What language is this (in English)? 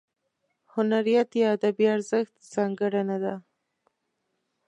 Pashto